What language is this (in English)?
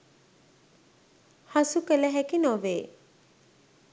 Sinhala